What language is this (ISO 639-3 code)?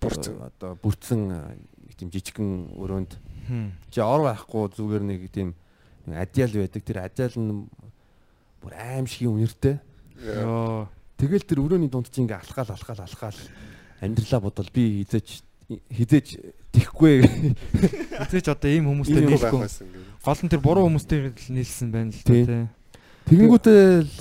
kor